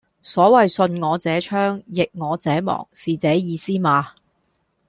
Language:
Cantonese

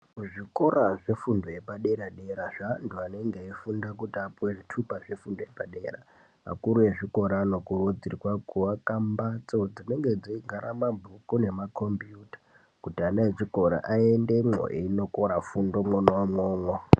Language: Ndau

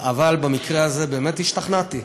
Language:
Hebrew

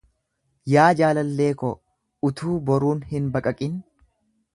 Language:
Oromo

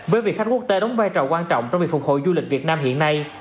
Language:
Vietnamese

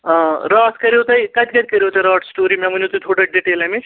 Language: Kashmiri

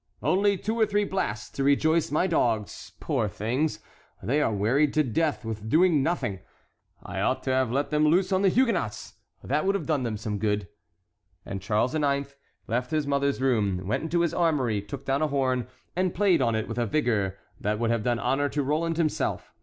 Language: English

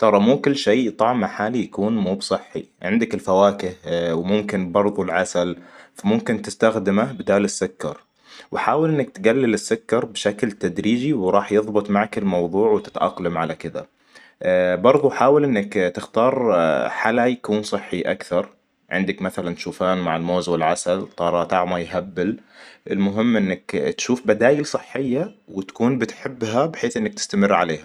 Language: Hijazi Arabic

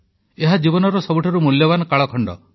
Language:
Odia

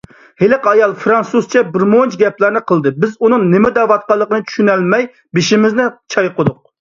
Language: Uyghur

